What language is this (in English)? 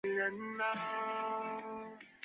Chinese